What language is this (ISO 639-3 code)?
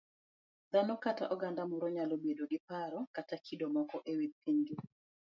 luo